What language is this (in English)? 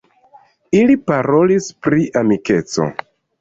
Esperanto